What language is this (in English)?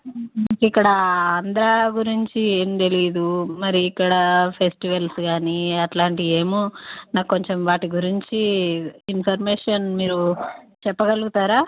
Telugu